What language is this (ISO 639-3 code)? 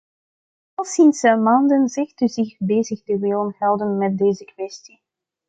nld